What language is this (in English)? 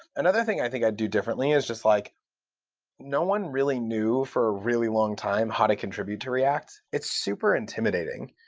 English